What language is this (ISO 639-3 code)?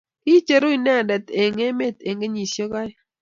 kln